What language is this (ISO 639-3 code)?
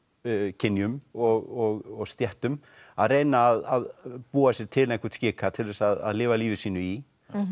isl